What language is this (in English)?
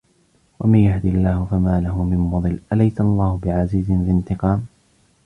Arabic